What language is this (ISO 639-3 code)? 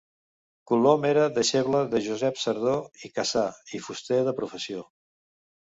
cat